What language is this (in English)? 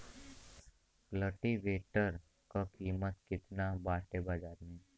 Bhojpuri